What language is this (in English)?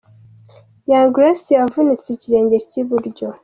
Kinyarwanda